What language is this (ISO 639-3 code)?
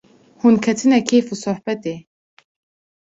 kur